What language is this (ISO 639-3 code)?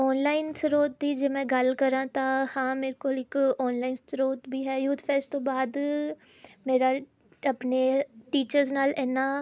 pan